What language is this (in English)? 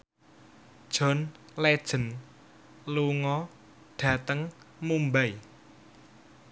Javanese